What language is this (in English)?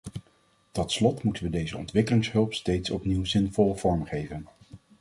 Dutch